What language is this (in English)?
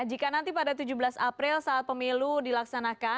Indonesian